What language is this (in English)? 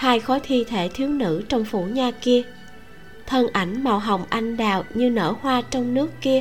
Vietnamese